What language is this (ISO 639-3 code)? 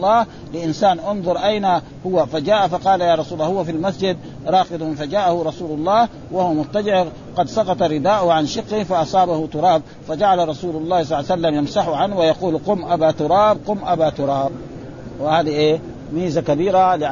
ara